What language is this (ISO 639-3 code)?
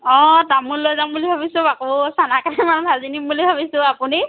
asm